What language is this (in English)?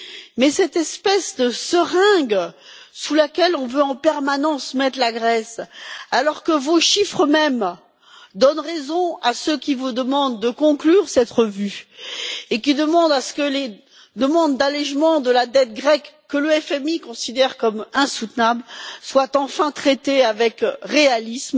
French